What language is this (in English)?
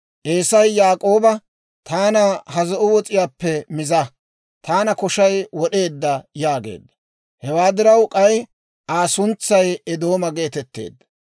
Dawro